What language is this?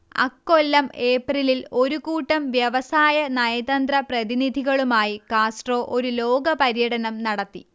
Malayalam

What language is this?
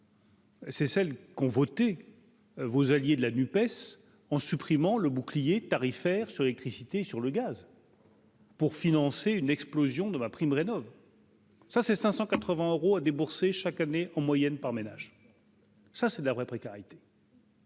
French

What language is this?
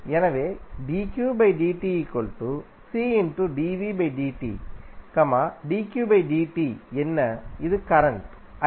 Tamil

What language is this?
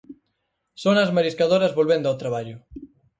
Galician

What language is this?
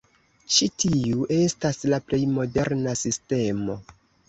Esperanto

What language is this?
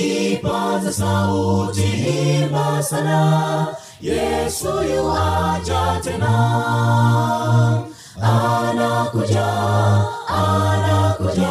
Swahili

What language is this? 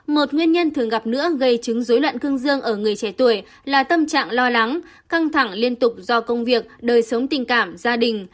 Vietnamese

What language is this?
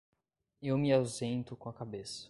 Portuguese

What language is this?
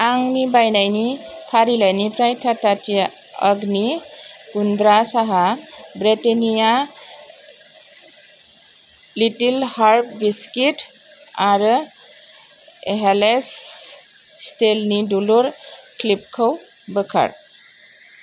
Bodo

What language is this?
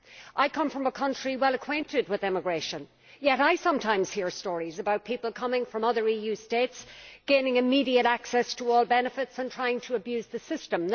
English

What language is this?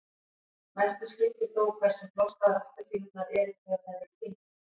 Icelandic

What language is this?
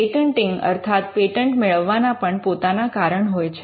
Gujarati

